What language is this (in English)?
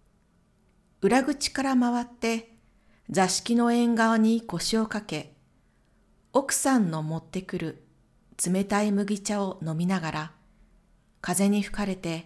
Japanese